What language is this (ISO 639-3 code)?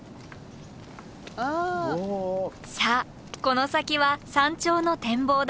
jpn